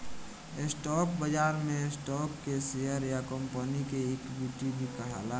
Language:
Bhojpuri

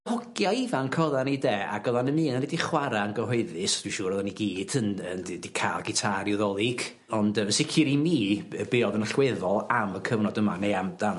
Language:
Welsh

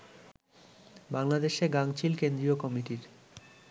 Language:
Bangla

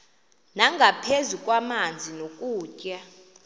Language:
Xhosa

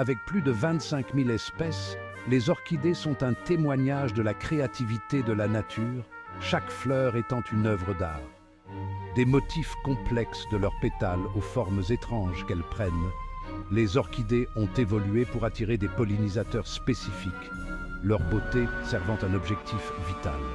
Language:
French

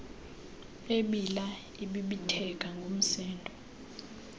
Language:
Xhosa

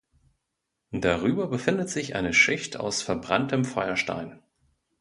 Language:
German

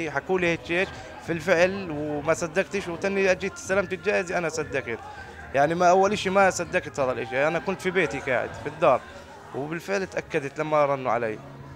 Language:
Arabic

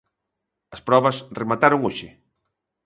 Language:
Galician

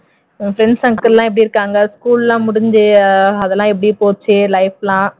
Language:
Tamil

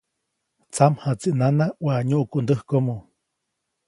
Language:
Copainalá Zoque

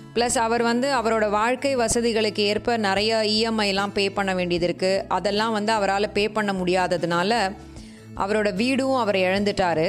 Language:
Tamil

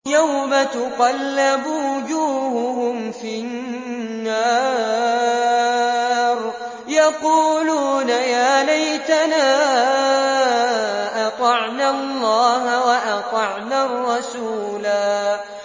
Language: Arabic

